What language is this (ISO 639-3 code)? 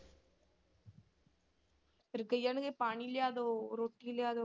pan